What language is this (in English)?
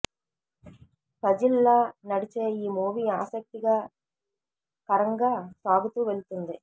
Telugu